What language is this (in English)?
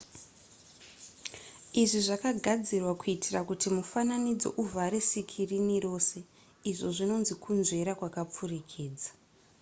Shona